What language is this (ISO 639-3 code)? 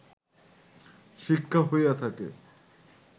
ben